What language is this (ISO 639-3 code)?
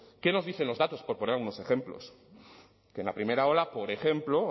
spa